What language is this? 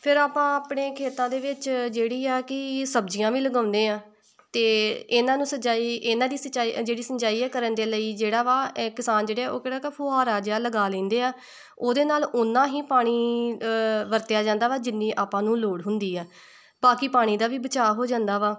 Punjabi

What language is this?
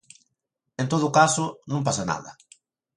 Galician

